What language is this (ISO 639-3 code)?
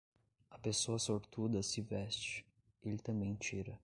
por